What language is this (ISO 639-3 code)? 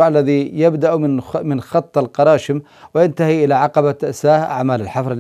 ara